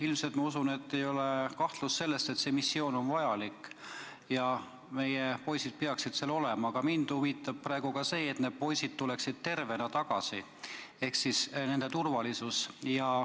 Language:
Estonian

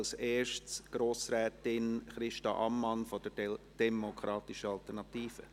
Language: Swiss German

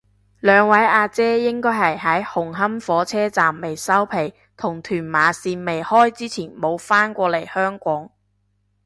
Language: Cantonese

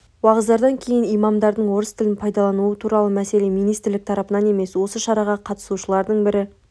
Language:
Kazakh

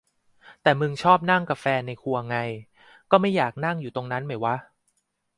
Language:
Thai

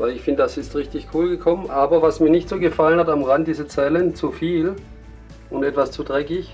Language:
German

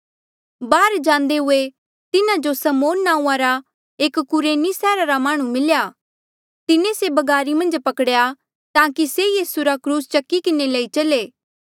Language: Mandeali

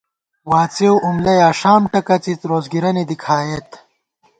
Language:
Gawar-Bati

